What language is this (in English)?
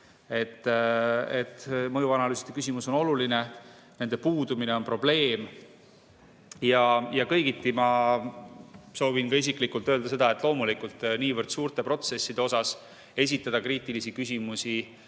Estonian